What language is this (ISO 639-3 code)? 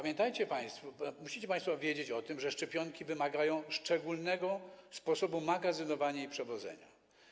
pol